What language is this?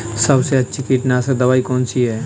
Hindi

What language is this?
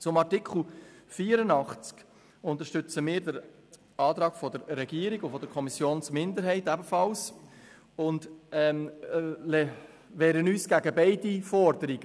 Swiss German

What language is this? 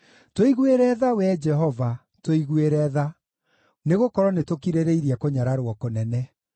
Kikuyu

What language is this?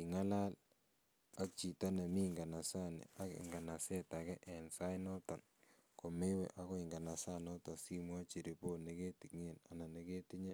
Kalenjin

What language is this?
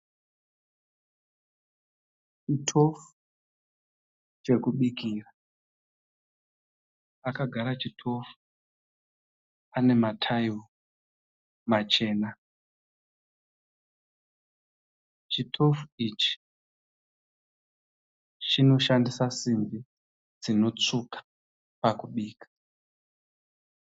Shona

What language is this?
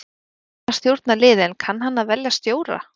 Icelandic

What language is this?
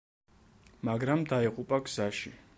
Georgian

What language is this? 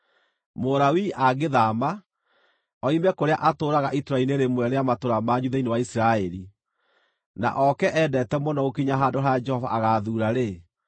Kikuyu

